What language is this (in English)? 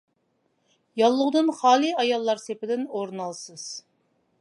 Uyghur